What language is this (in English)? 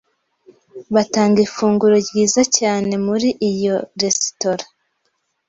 Kinyarwanda